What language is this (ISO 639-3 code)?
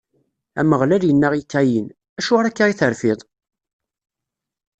kab